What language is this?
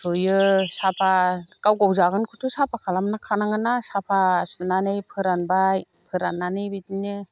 Bodo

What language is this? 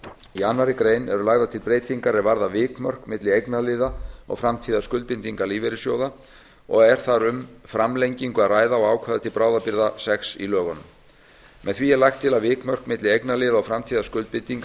Icelandic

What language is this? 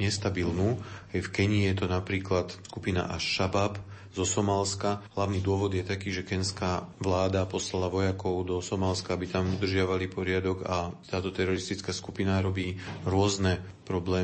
Slovak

